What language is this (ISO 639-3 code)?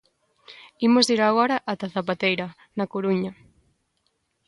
glg